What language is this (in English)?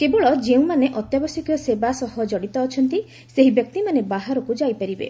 Odia